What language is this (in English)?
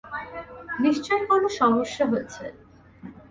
Bangla